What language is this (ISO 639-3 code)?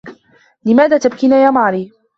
ara